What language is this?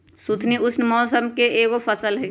Magahi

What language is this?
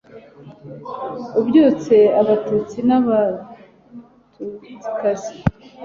Kinyarwanda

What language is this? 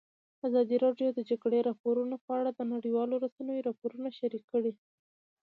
Pashto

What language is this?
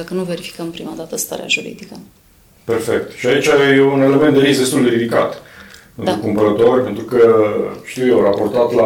Romanian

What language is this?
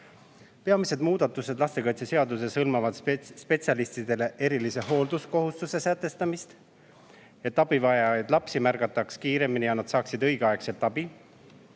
Estonian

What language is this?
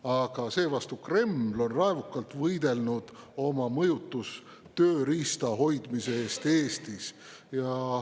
Estonian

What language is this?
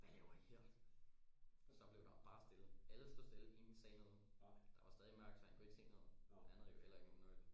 Danish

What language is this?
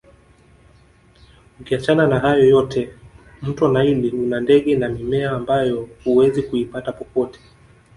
Swahili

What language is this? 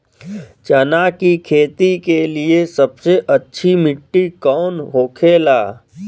Bhojpuri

